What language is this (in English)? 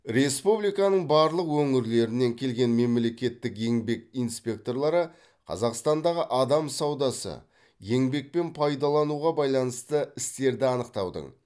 Kazakh